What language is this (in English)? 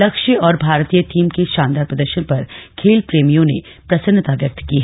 Hindi